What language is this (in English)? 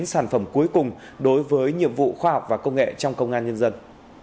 Vietnamese